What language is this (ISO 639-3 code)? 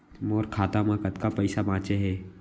hne